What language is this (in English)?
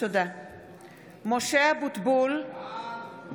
Hebrew